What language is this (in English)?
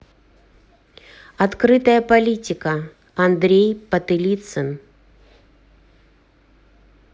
Russian